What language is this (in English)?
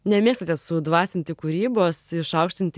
Lithuanian